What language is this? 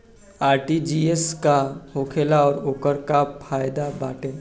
Bhojpuri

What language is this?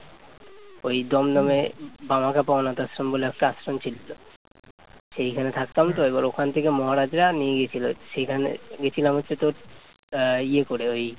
Bangla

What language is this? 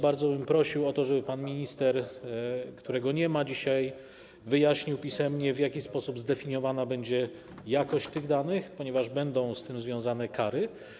Polish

